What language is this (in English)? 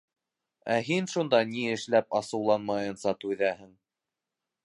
Bashkir